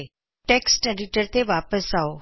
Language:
Punjabi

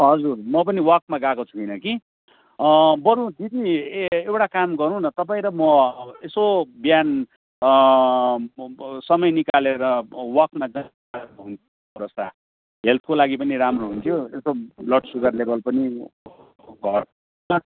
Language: Nepali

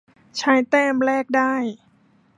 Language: Thai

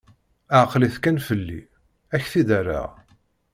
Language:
Kabyle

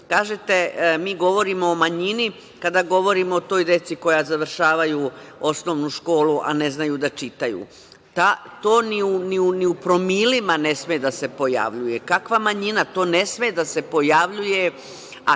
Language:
Serbian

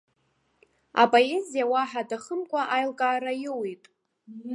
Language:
Abkhazian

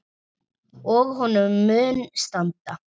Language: Icelandic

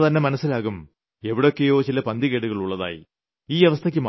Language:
Malayalam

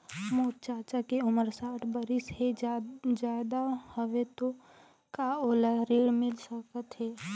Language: Chhattisgarhi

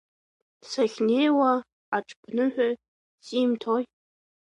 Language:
Abkhazian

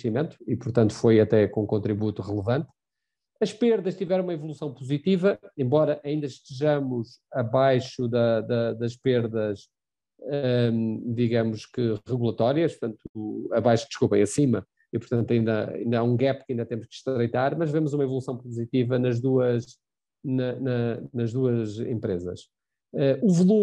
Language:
Portuguese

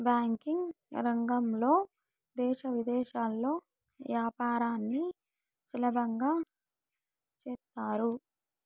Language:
Telugu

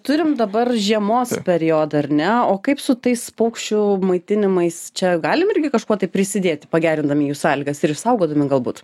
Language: Lithuanian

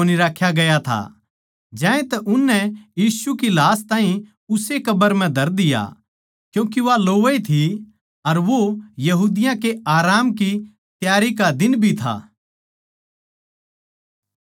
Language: Haryanvi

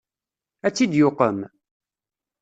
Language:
Kabyle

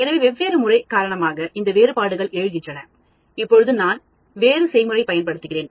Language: Tamil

